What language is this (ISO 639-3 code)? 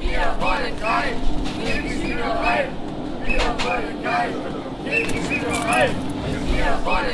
deu